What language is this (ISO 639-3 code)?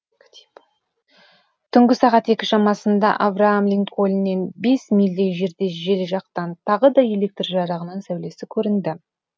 kaz